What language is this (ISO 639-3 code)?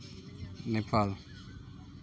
sat